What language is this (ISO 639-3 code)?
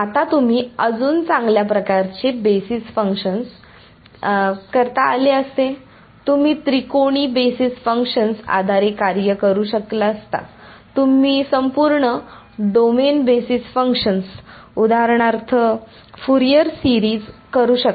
mar